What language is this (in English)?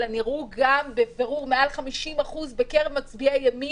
Hebrew